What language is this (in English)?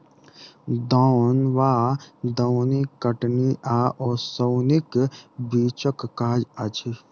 Maithili